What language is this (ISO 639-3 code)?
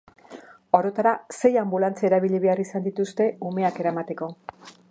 eus